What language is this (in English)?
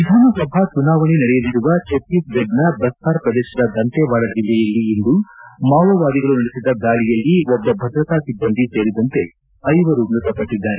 Kannada